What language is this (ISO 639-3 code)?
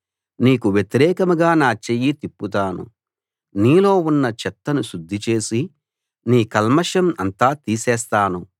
tel